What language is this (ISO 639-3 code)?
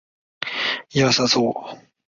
zho